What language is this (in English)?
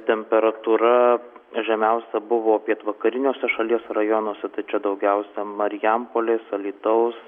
Lithuanian